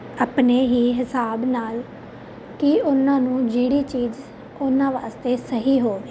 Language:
Punjabi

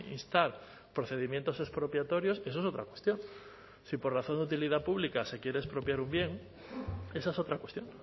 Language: Spanish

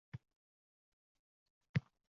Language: Uzbek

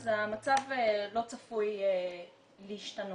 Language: Hebrew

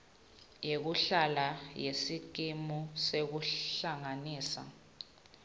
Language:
Swati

